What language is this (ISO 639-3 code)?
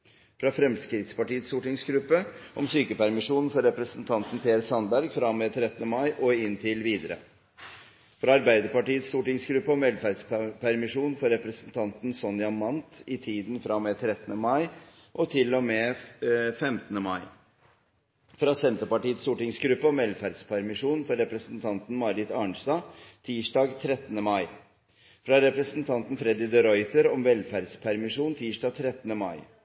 nob